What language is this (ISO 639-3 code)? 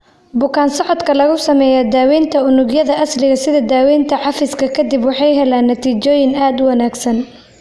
som